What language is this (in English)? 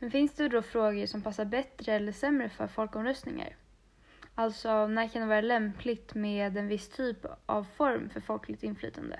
Swedish